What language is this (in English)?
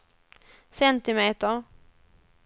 Swedish